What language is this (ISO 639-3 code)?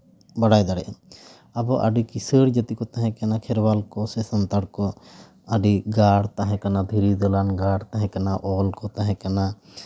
sat